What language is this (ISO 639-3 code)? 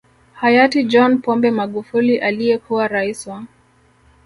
swa